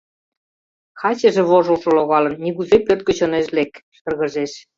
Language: Mari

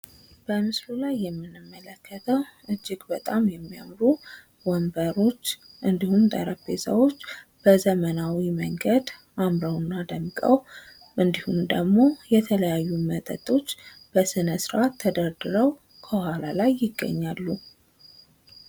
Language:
Amharic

